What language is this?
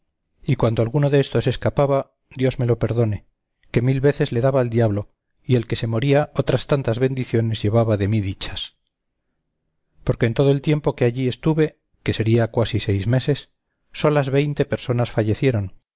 Spanish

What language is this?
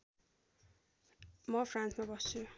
Nepali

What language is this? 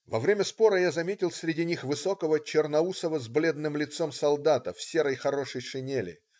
Russian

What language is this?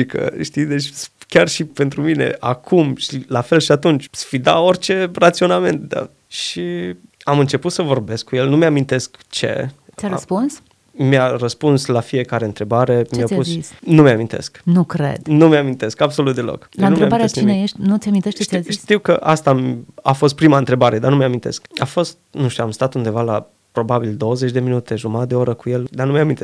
Romanian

